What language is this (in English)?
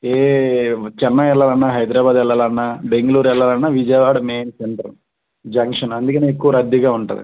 Telugu